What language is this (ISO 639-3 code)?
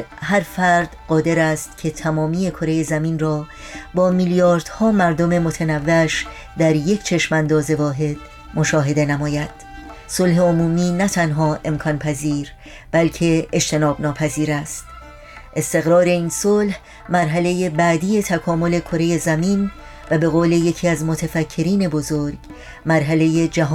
fas